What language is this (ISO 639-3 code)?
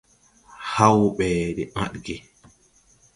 tui